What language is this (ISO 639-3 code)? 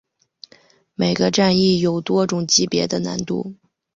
zho